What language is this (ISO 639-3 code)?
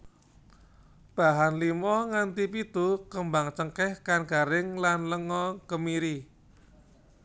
jav